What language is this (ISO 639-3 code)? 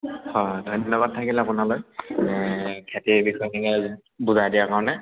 asm